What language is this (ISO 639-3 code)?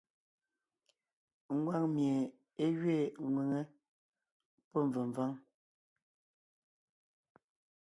nnh